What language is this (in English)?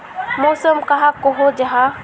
Magahi